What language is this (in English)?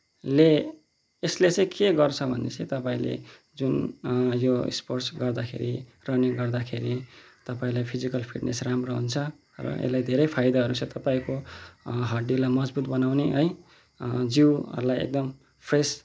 Nepali